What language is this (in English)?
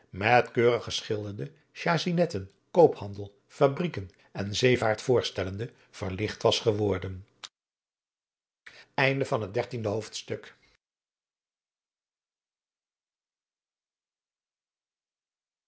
Dutch